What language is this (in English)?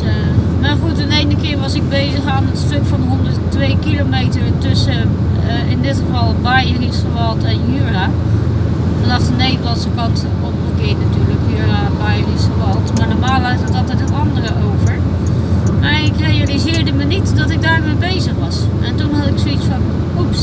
Dutch